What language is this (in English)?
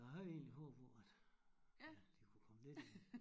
Danish